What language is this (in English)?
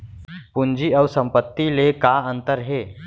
Chhattisgarhi